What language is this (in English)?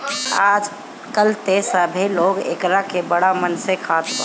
Bhojpuri